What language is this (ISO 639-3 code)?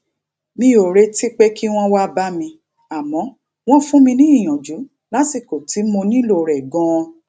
yor